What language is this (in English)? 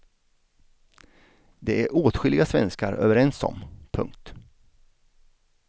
Swedish